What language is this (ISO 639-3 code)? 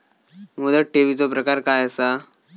mar